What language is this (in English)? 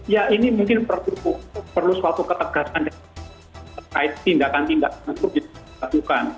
Indonesian